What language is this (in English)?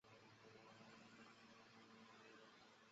Chinese